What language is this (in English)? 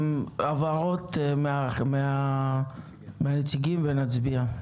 Hebrew